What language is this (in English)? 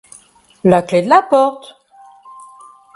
French